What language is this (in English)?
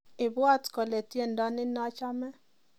Kalenjin